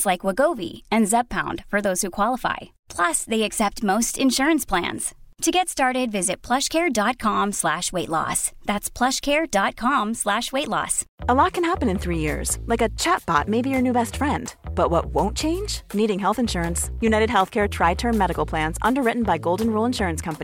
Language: Swedish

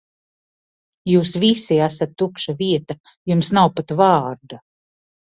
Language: Latvian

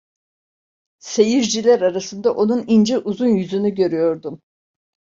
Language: Turkish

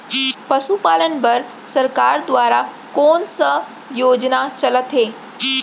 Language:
Chhattisgarhi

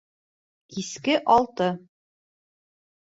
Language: Bashkir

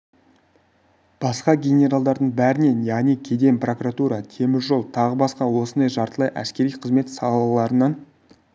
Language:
Kazakh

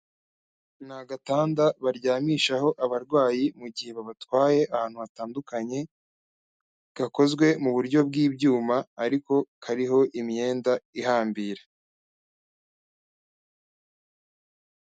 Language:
Kinyarwanda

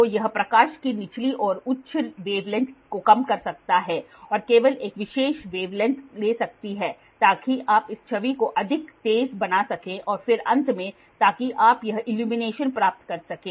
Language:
Hindi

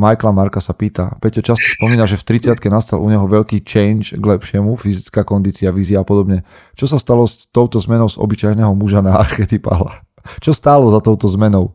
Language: Slovak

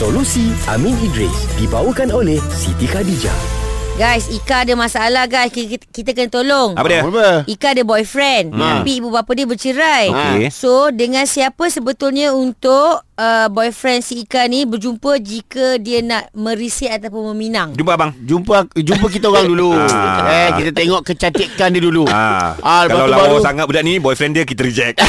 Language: Malay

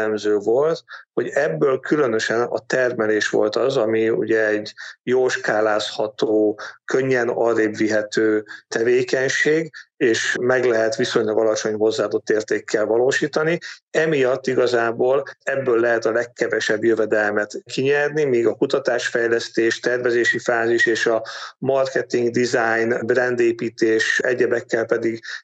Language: Hungarian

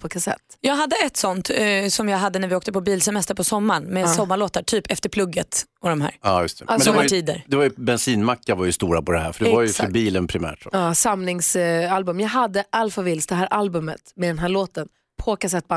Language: Swedish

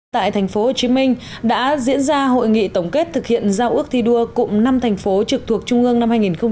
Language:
Vietnamese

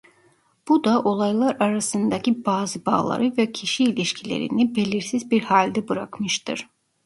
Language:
Turkish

